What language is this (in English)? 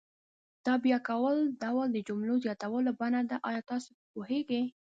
Pashto